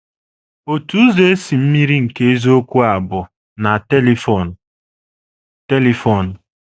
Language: Igbo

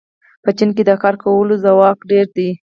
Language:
Pashto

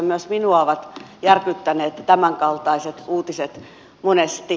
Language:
Finnish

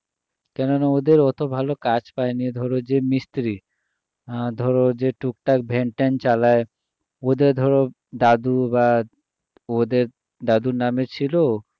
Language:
Bangla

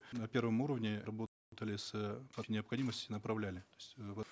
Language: Kazakh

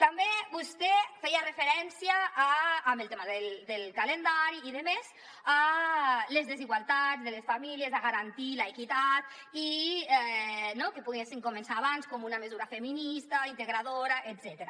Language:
Catalan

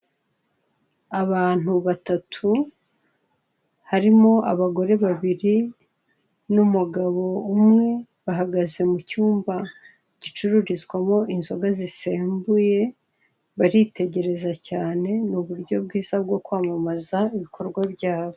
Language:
Kinyarwanda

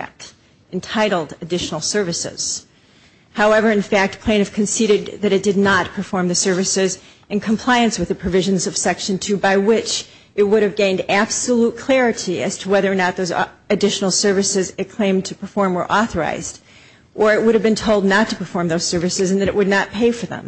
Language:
English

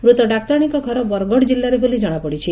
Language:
Odia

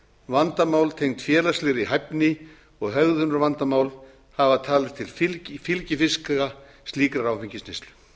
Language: Icelandic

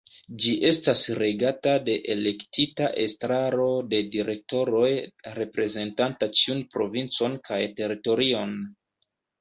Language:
Esperanto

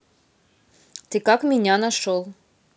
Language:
Russian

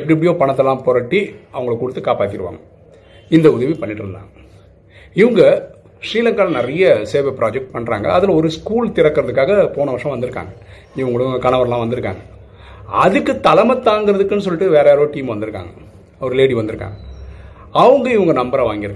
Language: Arabic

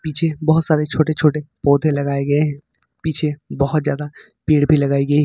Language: Hindi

